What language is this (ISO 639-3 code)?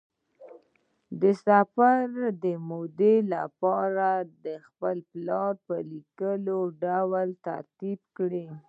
pus